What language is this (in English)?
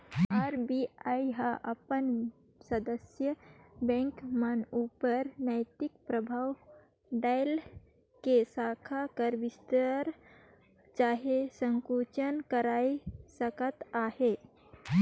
Chhattisgarhi